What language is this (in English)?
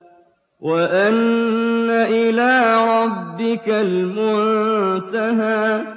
Arabic